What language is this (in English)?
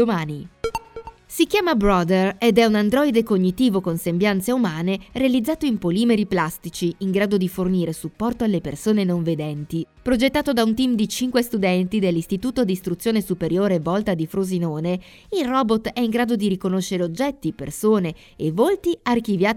Italian